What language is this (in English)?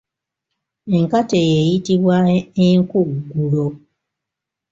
Ganda